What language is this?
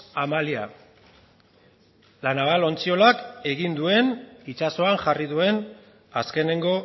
Basque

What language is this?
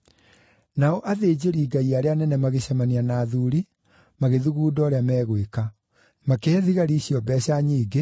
Kikuyu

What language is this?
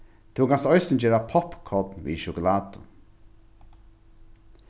Faroese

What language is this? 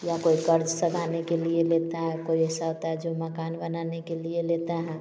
Hindi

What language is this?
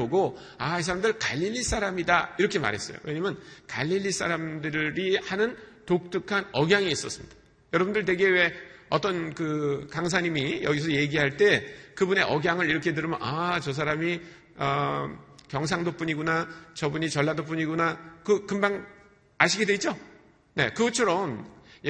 Korean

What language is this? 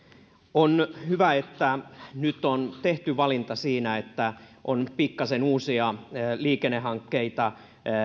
Finnish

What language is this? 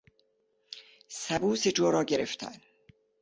Persian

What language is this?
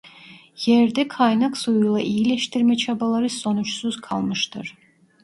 Turkish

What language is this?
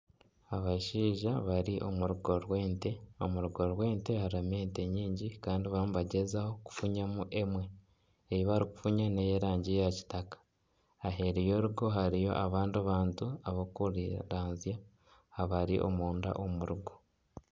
Nyankole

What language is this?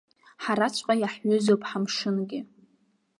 Abkhazian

